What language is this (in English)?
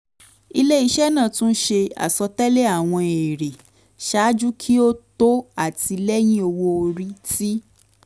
Yoruba